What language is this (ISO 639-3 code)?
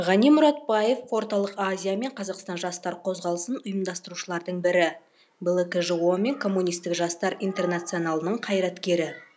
kaz